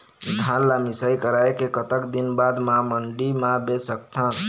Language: Chhattisgarhi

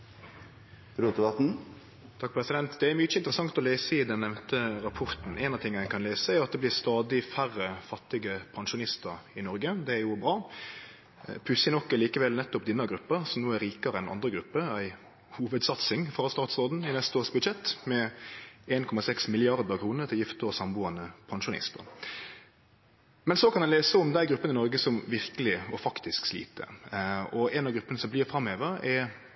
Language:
Norwegian Nynorsk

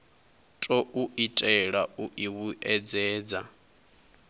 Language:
Venda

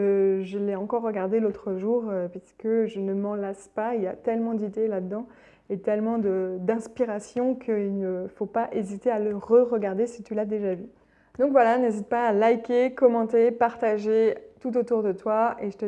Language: French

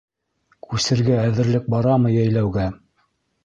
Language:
Bashkir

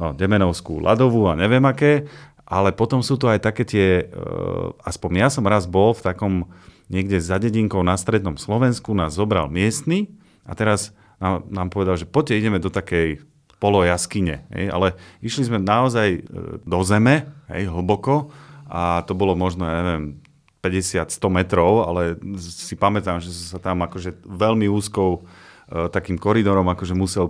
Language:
Slovak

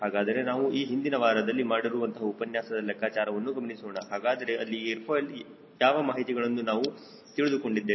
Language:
Kannada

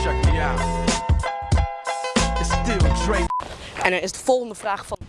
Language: Dutch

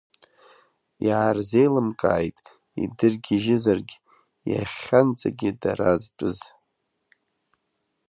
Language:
Abkhazian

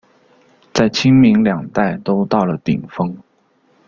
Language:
Chinese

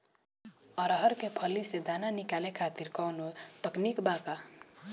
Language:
Bhojpuri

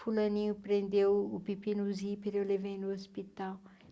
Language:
Portuguese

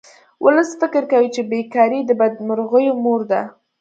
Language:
Pashto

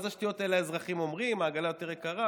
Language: Hebrew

